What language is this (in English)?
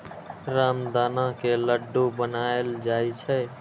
Maithili